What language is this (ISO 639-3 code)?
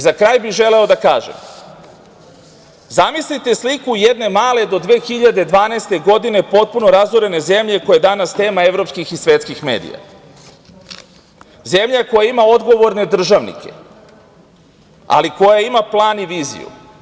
srp